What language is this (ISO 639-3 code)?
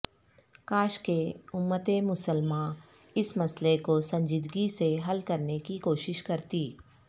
urd